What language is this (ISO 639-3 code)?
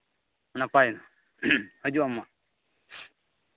sat